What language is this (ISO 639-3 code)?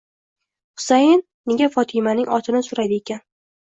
uzb